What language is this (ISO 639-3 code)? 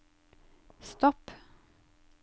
nor